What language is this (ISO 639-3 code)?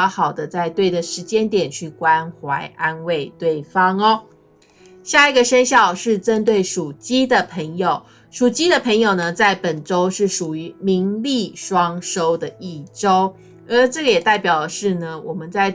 zho